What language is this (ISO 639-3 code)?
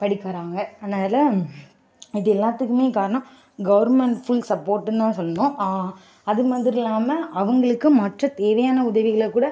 tam